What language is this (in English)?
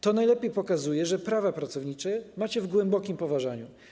Polish